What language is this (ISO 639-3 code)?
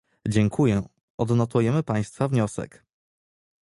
pol